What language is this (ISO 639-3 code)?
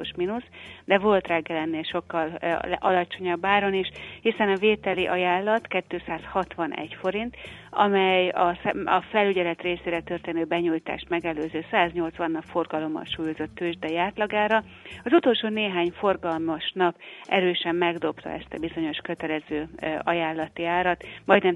hun